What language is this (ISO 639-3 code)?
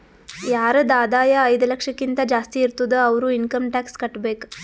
kan